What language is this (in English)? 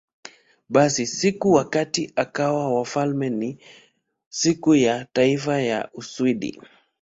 Swahili